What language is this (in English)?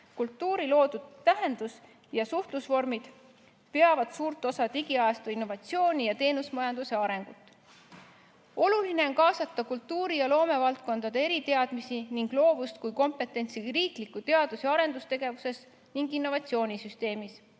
Estonian